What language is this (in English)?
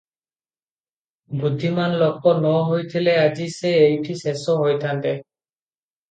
Odia